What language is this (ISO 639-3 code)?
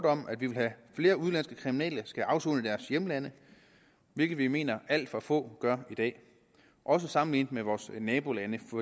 dan